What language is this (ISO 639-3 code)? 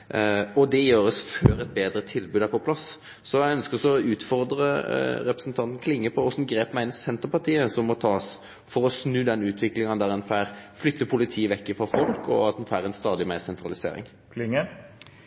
nno